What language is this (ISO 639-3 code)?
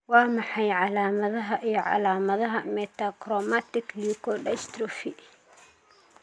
som